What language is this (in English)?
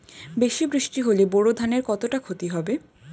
Bangla